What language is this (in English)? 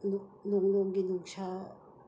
Manipuri